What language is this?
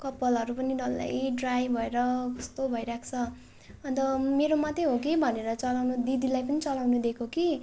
Nepali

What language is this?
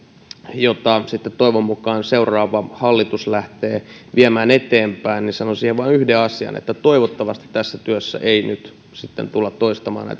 Finnish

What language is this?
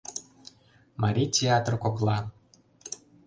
Mari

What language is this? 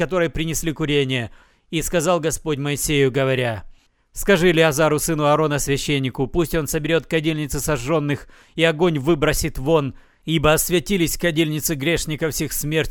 Russian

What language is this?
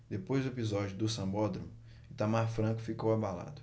Portuguese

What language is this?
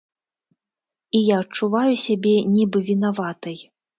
Belarusian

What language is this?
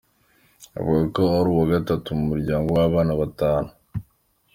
Kinyarwanda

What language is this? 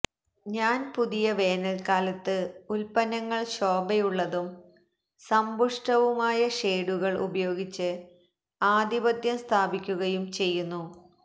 Malayalam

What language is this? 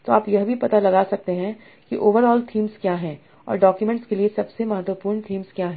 Hindi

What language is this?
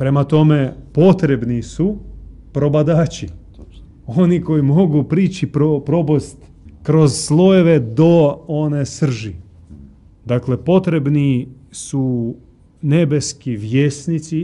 Croatian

